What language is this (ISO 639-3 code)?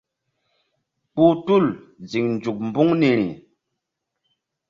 mdd